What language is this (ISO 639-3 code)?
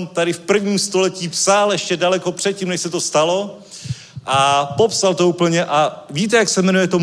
ces